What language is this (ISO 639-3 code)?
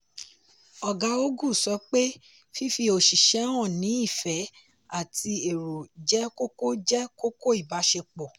yor